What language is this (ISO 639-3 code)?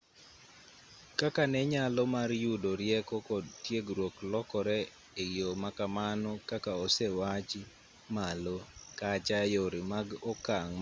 luo